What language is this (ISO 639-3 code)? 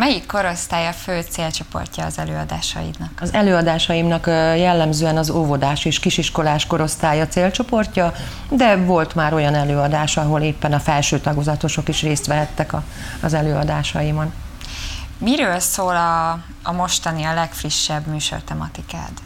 hun